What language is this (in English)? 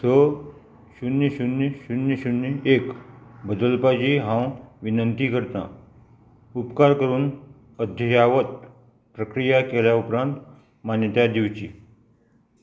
Konkani